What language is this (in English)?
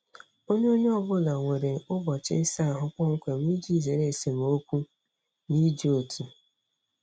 Igbo